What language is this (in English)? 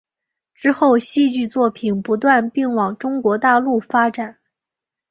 Chinese